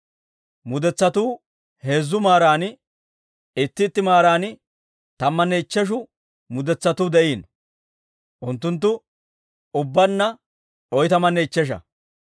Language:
Dawro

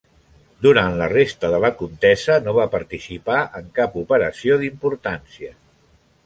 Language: Catalan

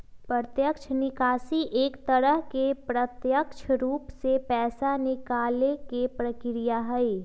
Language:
Magahi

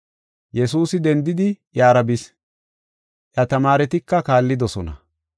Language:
Gofa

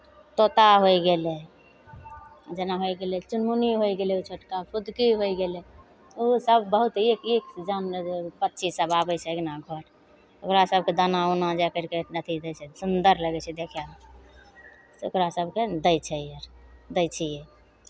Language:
Maithili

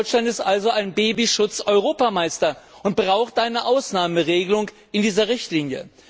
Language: German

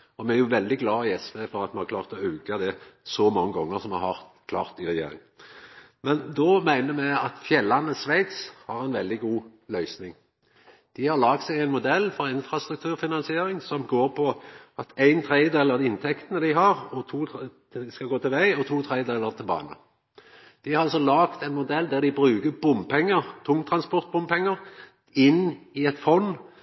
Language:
Norwegian Nynorsk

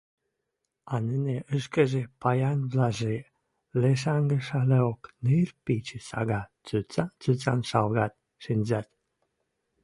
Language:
Western Mari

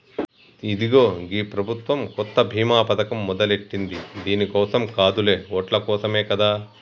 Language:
Telugu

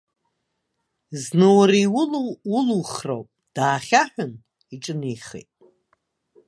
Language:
Abkhazian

